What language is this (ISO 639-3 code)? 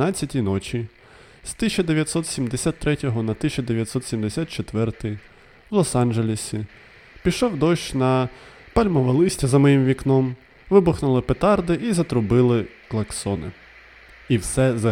ukr